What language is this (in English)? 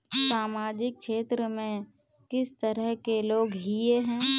Magahi